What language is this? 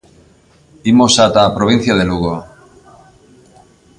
Galician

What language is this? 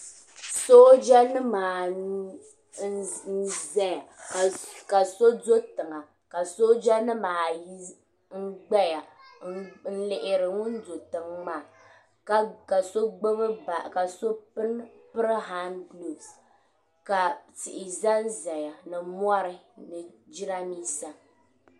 Dagbani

